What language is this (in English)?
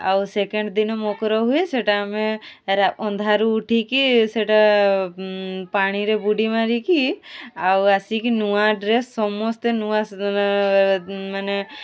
Odia